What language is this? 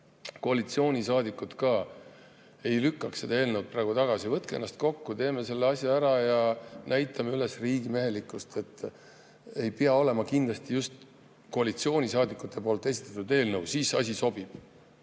Estonian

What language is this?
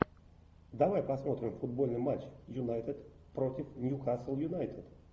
Russian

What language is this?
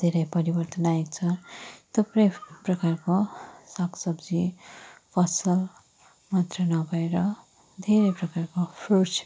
Nepali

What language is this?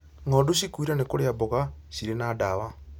Kikuyu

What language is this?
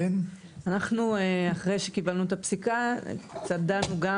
Hebrew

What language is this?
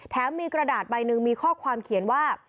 Thai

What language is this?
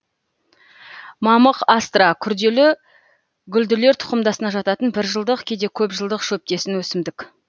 Kazakh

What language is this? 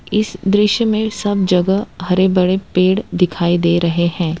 Hindi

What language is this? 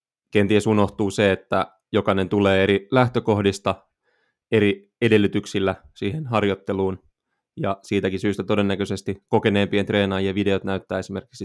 Finnish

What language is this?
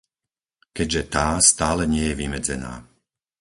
Slovak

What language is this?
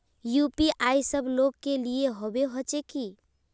Magahi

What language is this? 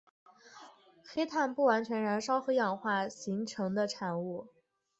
Chinese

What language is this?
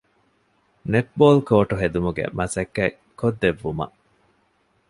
Divehi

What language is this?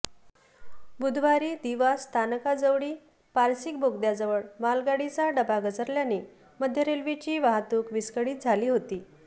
Marathi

